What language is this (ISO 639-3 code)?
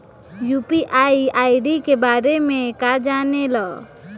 bho